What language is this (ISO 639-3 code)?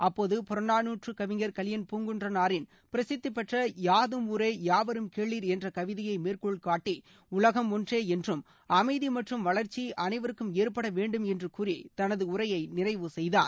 tam